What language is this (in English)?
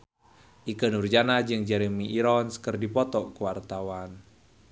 Sundanese